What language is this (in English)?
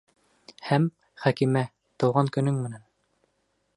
Bashkir